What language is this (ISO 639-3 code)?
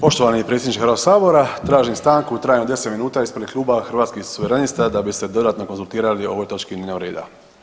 hrv